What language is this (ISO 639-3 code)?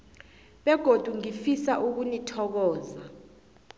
nbl